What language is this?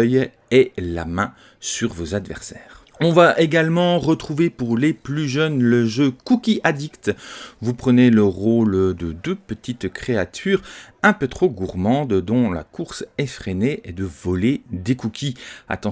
French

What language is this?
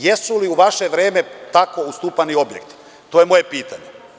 Serbian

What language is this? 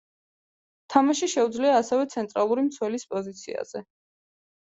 Georgian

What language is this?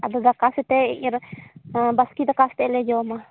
Santali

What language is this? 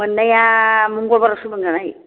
Bodo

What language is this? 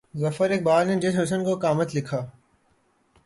Urdu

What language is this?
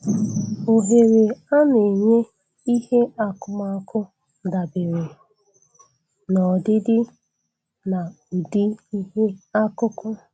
Igbo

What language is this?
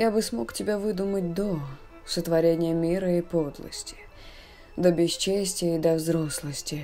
Russian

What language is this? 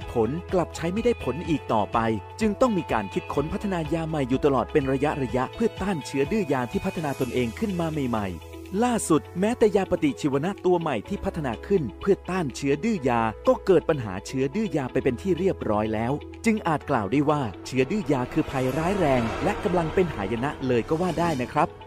Thai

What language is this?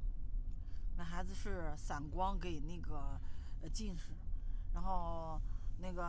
Chinese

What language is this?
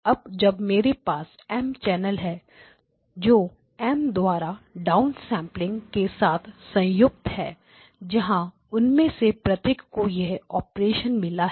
Hindi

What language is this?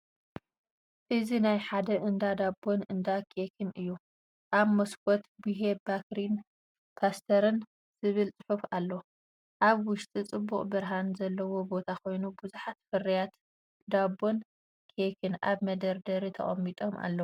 Tigrinya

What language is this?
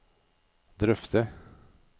Norwegian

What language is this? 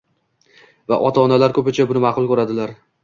Uzbek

